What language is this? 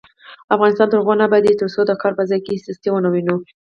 Pashto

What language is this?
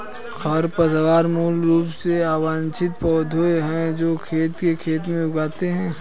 Hindi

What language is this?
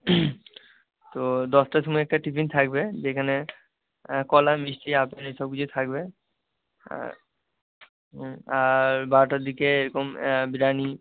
Bangla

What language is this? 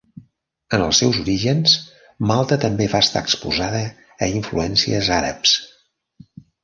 Catalan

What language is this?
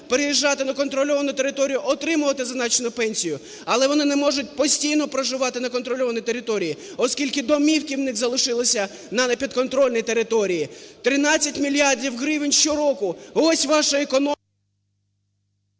Ukrainian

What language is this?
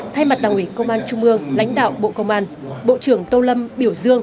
Vietnamese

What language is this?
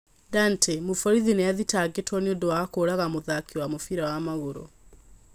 Kikuyu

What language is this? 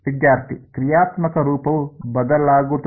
Kannada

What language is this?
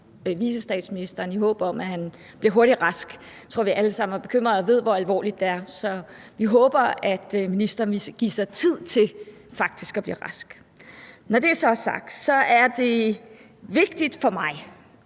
Danish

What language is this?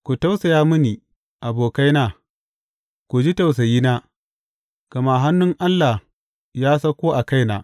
Hausa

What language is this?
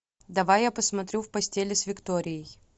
Russian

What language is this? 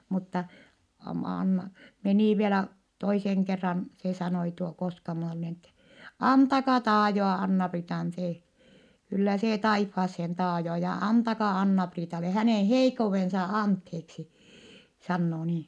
Finnish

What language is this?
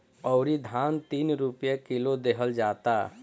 Bhojpuri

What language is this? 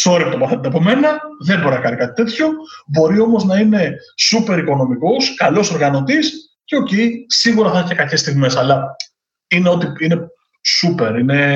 Greek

